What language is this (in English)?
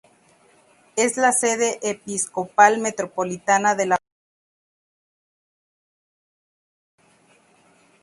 Spanish